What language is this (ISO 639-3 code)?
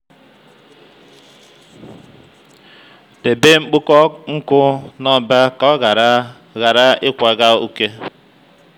ibo